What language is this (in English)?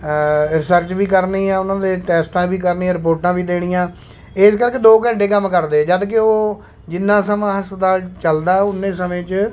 Punjabi